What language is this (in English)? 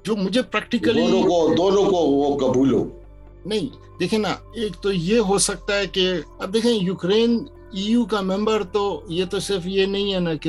Urdu